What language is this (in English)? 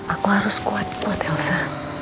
Indonesian